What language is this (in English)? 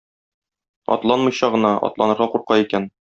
Tatar